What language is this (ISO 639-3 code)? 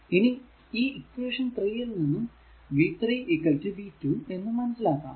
mal